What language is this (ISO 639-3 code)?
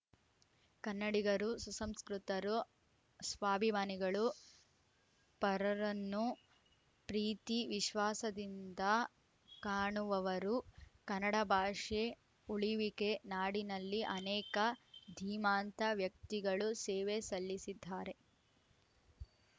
kan